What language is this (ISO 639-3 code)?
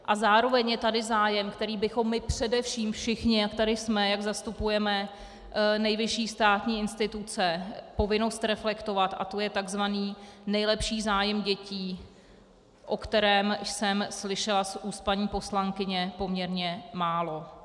ces